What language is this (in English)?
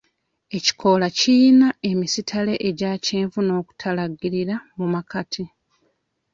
Ganda